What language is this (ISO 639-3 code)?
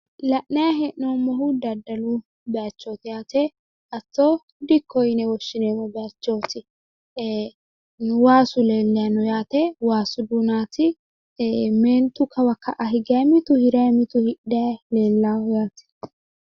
sid